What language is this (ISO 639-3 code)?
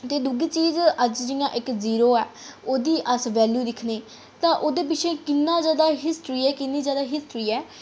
doi